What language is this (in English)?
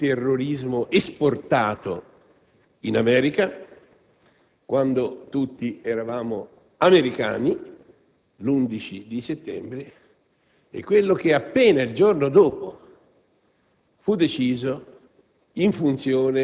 Italian